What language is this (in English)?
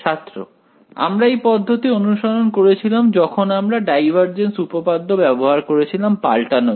Bangla